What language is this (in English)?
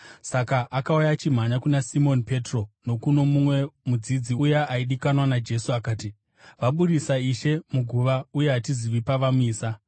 Shona